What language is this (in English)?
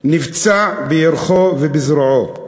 Hebrew